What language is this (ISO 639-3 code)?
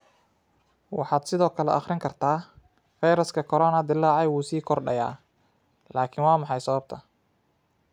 som